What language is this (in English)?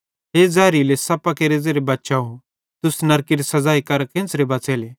Bhadrawahi